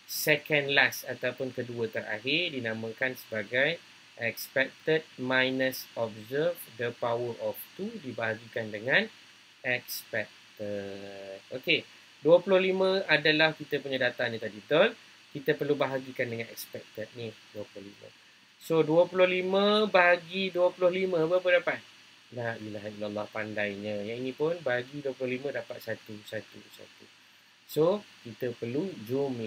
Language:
Malay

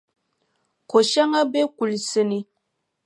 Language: Dagbani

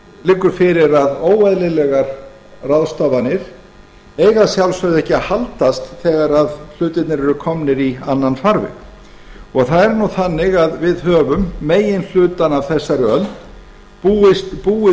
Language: Icelandic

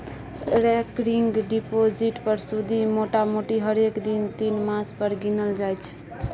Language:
Maithili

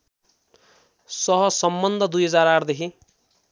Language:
Nepali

